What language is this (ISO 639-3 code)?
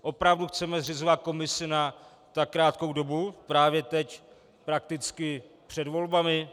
ces